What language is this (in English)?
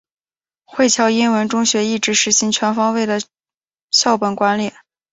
Chinese